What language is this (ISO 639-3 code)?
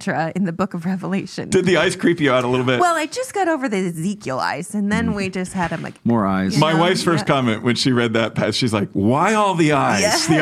eng